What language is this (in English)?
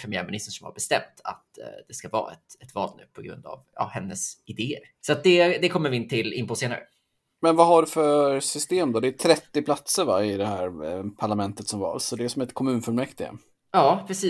Swedish